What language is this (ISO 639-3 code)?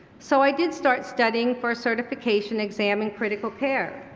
eng